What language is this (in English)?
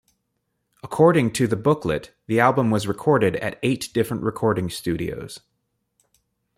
English